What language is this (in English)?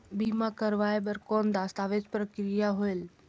Chhattisgarhi